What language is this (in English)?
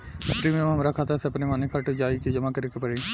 Bhojpuri